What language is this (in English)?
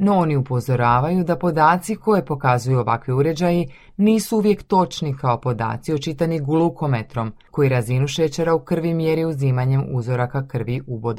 Croatian